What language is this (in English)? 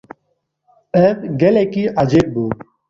Kurdish